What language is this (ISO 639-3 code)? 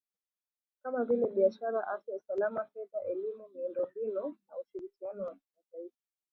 swa